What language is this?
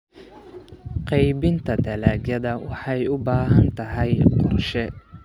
Somali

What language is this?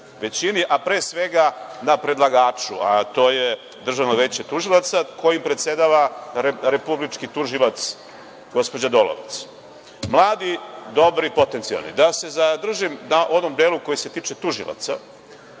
Serbian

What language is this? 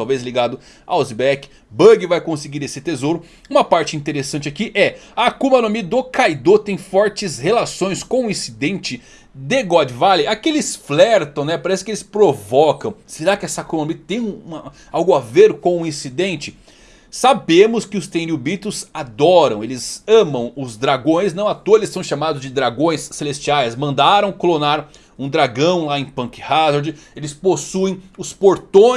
Portuguese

